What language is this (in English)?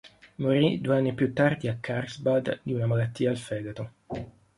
Italian